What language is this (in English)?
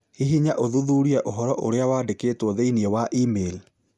Kikuyu